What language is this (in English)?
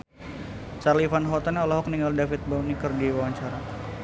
Sundanese